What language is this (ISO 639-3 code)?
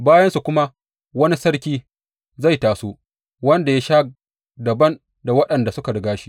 hau